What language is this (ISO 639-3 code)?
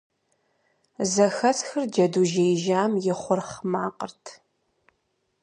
kbd